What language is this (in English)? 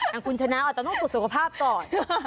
Thai